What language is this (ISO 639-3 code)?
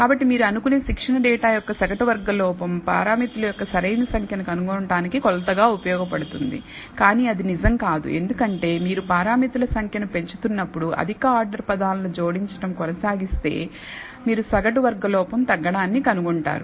tel